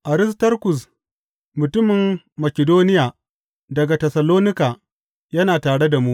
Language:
Hausa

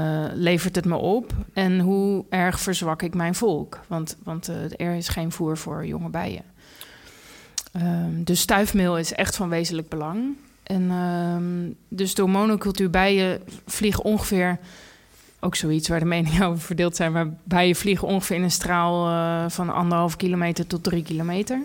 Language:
Dutch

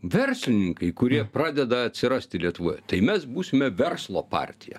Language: Lithuanian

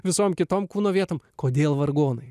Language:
Lithuanian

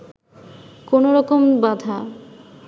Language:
Bangla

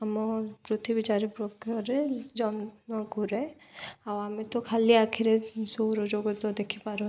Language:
Odia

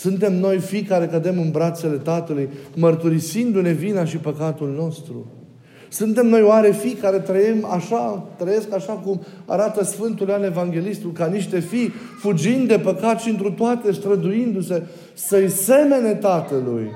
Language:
Romanian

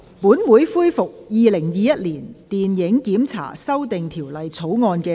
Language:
Cantonese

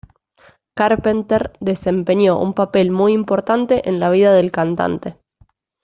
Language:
Spanish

